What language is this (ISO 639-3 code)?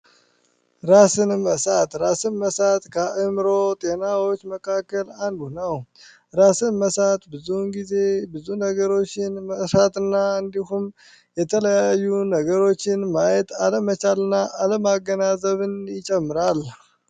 amh